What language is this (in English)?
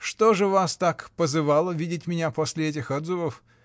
Russian